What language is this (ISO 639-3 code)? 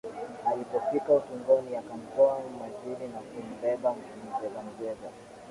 swa